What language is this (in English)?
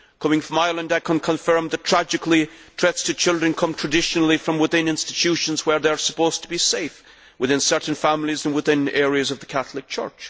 English